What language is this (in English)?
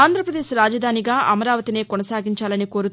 Telugu